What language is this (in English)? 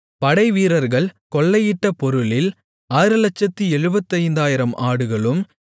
Tamil